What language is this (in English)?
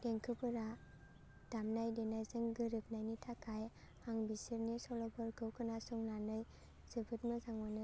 Bodo